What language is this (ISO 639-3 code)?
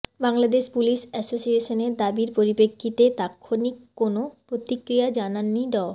ben